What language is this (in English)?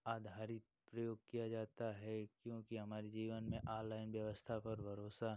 Hindi